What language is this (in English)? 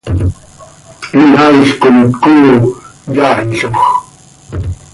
Seri